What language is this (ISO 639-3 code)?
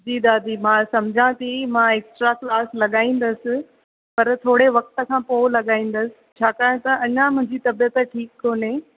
snd